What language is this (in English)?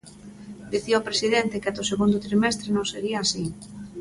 Galician